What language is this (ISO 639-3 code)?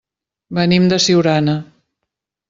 cat